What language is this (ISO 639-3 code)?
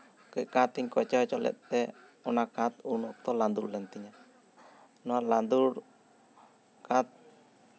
sat